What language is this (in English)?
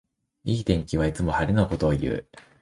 Japanese